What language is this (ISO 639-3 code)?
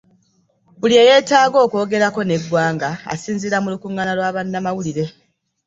lug